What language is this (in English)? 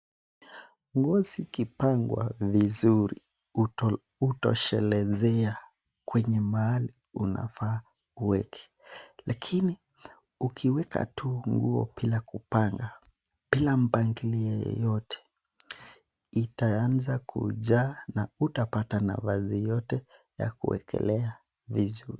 Swahili